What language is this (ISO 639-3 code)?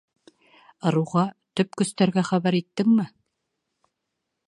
bak